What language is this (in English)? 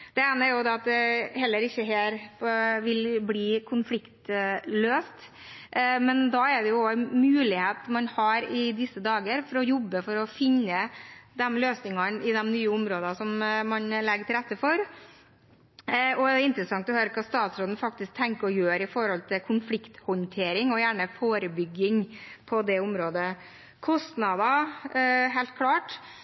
Norwegian Bokmål